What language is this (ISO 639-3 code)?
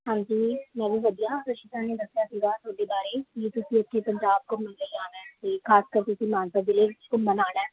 pan